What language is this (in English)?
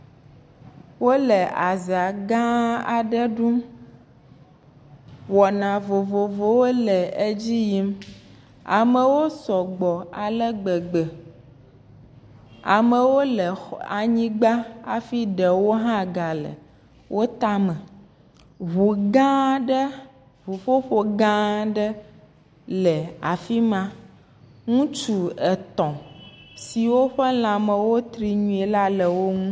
Ewe